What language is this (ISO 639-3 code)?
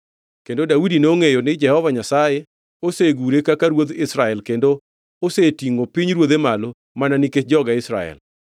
luo